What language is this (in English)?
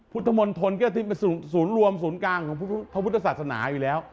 Thai